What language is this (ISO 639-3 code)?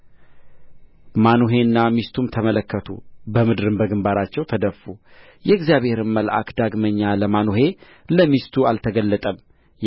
amh